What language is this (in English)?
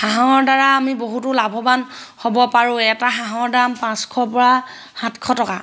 Assamese